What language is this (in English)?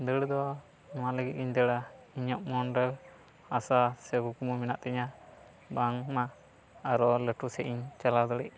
Santali